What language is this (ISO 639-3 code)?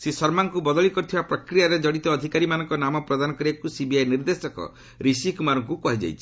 ori